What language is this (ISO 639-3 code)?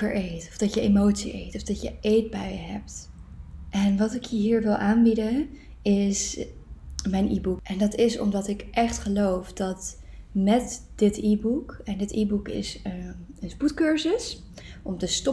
nld